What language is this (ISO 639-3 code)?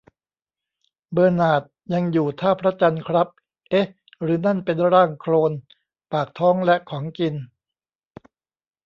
tha